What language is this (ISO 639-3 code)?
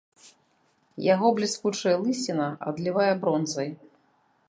bel